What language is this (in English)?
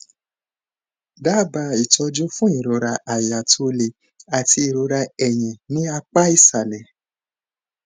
Yoruba